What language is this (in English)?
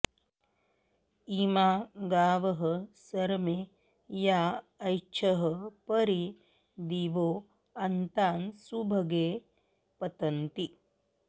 Sanskrit